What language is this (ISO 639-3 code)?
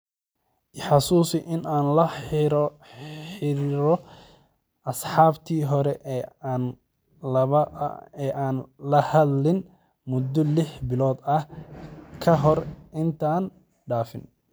som